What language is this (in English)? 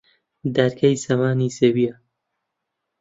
Central Kurdish